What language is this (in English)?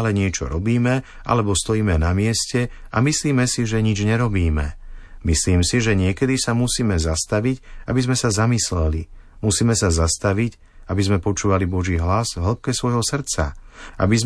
Slovak